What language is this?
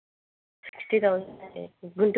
Telugu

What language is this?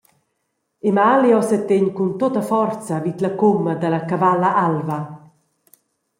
Romansh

